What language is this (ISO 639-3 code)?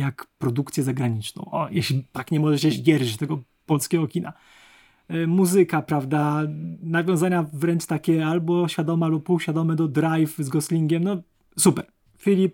pol